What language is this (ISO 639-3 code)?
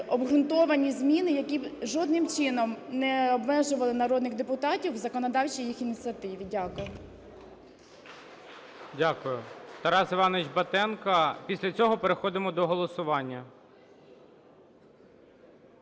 ukr